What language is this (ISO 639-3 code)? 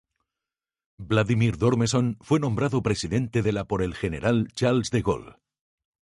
spa